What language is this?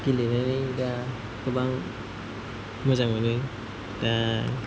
Bodo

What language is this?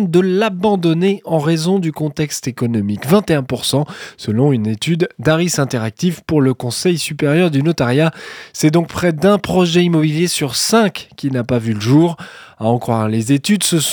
French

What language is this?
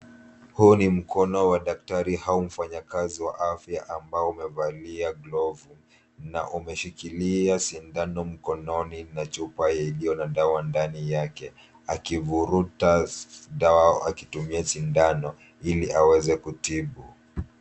Swahili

